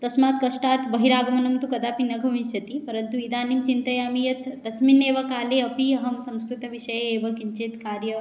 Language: Sanskrit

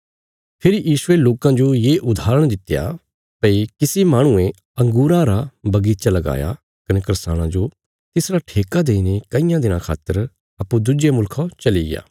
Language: Bilaspuri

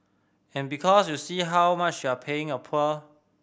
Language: English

